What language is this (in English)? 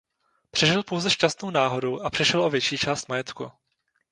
Czech